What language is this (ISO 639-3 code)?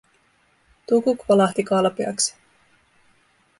fin